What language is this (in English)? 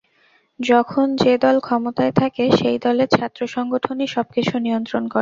Bangla